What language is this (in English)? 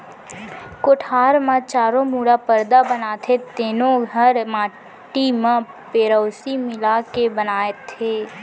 Chhattisgarhi